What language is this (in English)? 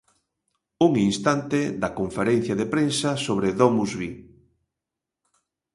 Galician